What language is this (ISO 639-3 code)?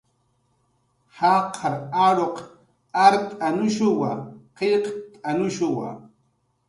jqr